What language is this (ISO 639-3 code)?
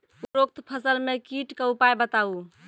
mai